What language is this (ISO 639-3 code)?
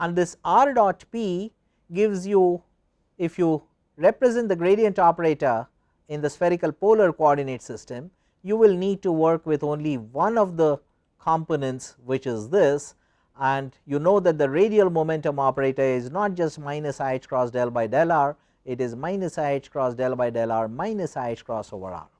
eng